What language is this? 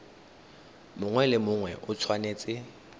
Tswana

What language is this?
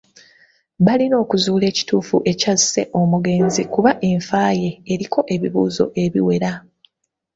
Ganda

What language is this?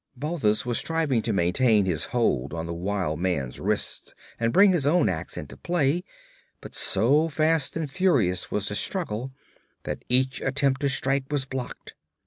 English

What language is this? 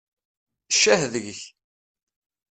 Kabyle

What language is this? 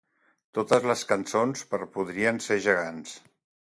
Catalan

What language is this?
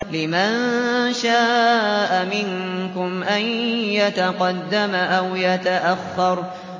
Arabic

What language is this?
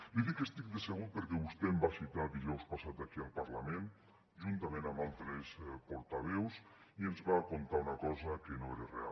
Catalan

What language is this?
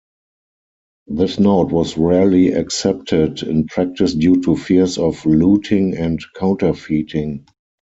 English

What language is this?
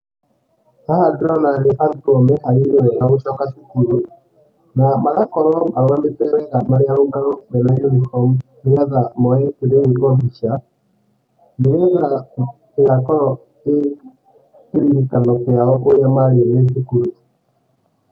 Kikuyu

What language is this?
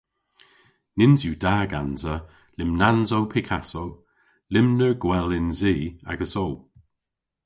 Cornish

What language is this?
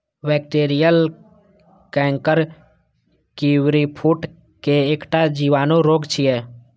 Maithili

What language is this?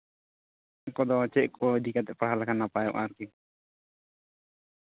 Santali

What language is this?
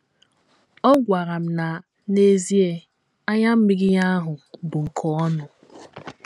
Igbo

